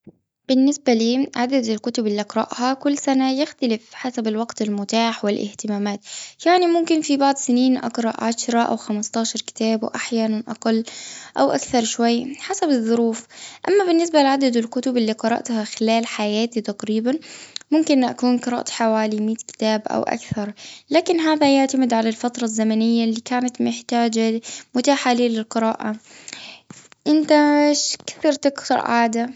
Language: Gulf Arabic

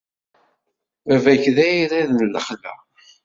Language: Kabyle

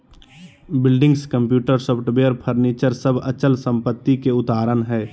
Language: Magahi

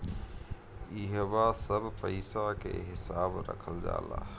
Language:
Bhojpuri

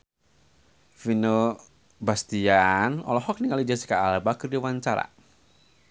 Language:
Sundanese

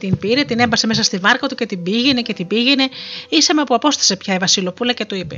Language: Greek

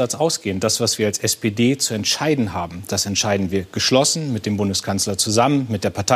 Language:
German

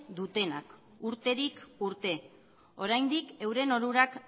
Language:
Basque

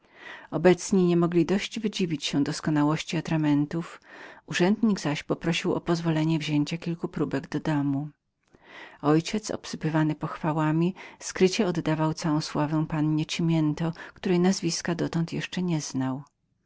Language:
Polish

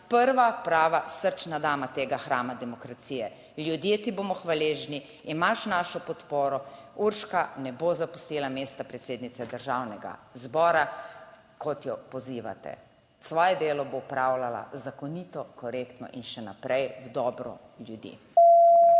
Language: Slovenian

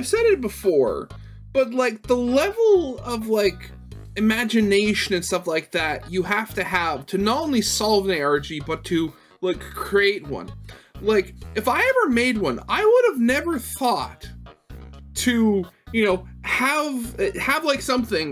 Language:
English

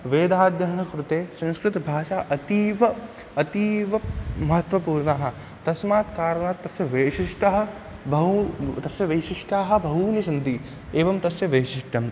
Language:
Sanskrit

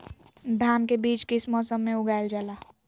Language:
Magahi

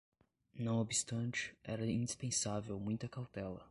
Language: Portuguese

